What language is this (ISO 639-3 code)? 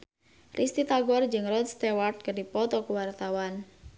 sun